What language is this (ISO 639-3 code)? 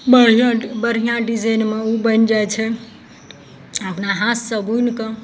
mai